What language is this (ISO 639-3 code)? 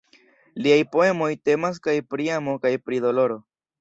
epo